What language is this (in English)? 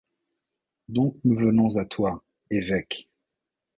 French